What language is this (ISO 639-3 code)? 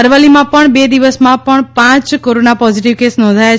guj